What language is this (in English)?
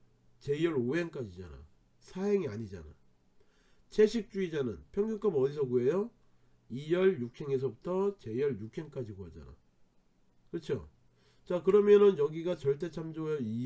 Korean